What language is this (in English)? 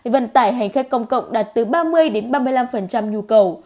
Vietnamese